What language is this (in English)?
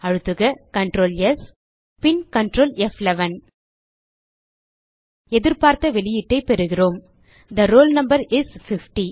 Tamil